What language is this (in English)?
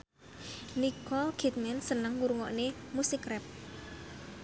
Javanese